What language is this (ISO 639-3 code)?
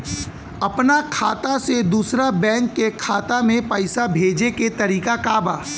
bho